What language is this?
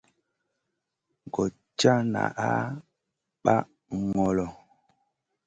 Masana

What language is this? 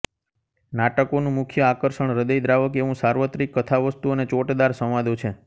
Gujarati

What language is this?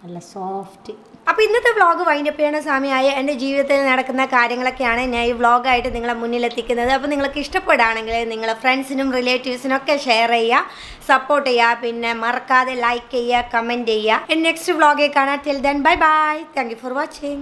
Malayalam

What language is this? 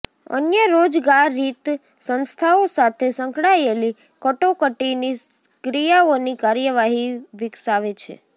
Gujarati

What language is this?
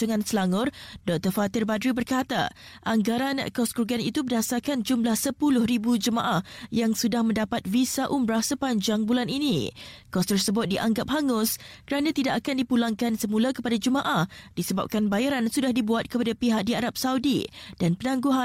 Malay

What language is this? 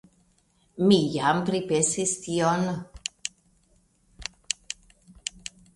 Esperanto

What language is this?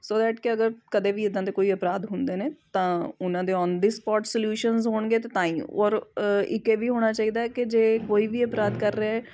Punjabi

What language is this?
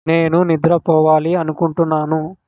Telugu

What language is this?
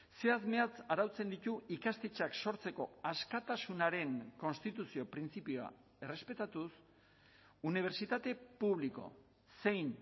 Basque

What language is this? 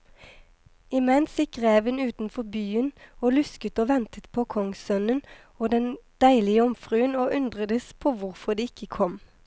Norwegian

